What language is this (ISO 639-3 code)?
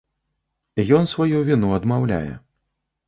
bel